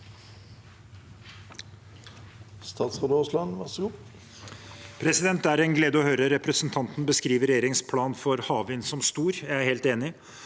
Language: Norwegian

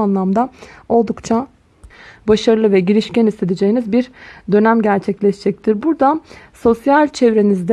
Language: Turkish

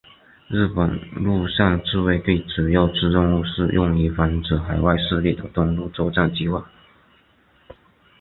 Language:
Chinese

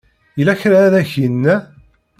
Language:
Kabyle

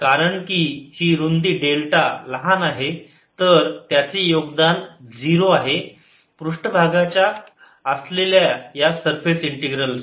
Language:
Marathi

